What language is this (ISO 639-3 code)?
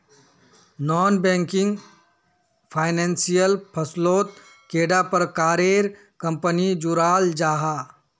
mag